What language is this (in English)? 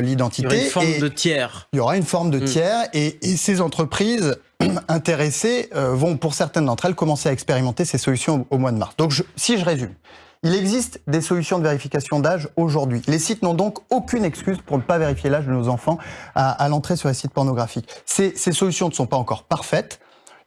French